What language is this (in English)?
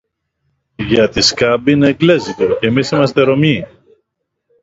Greek